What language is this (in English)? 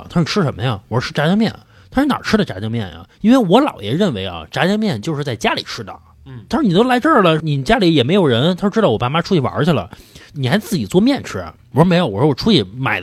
Chinese